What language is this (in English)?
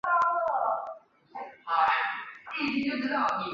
Chinese